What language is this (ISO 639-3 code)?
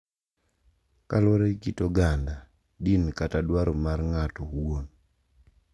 luo